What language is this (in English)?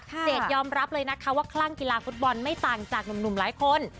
Thai